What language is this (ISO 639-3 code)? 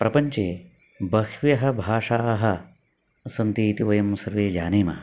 san